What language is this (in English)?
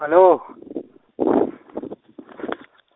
Russian